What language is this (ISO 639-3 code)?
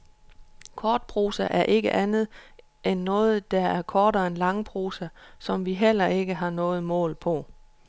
dan